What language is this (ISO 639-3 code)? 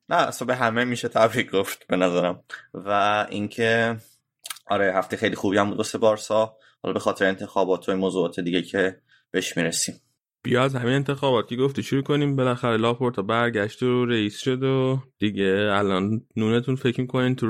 fas